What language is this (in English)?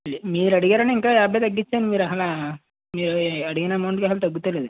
Telugu